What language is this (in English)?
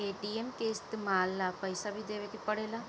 Bhojpuri